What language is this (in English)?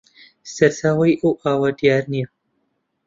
Central Kurdish